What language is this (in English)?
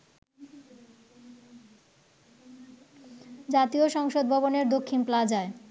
Bangla